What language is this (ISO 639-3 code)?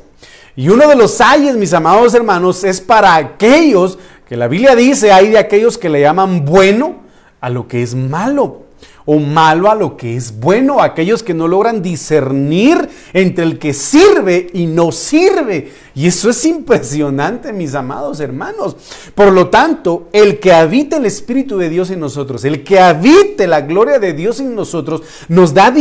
spa